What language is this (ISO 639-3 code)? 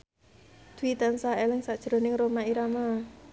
jav